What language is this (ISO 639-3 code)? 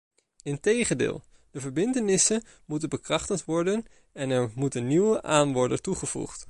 nld